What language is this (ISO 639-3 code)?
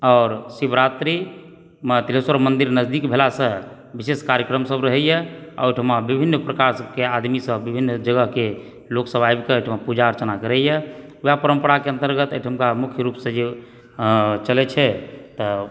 mai